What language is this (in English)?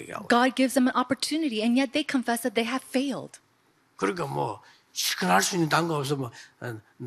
Korean